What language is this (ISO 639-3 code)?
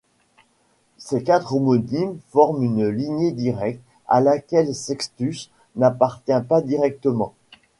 fra